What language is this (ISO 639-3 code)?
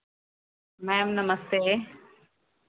hin